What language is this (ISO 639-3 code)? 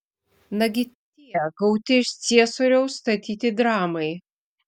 lit